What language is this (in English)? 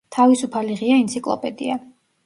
Georgian